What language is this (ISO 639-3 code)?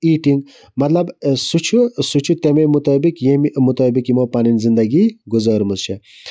kas